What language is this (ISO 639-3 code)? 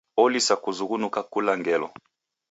dav